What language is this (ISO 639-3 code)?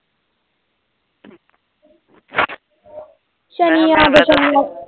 pan